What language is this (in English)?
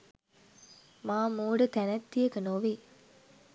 Sinhala